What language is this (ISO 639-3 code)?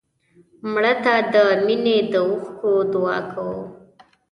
pus